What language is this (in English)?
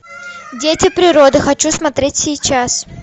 Russian